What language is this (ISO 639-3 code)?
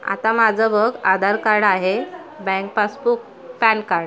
mar